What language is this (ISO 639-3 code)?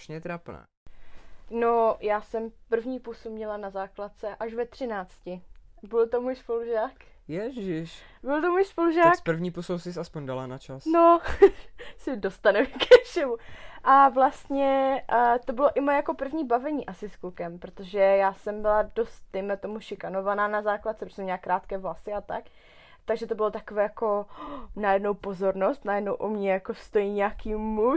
ces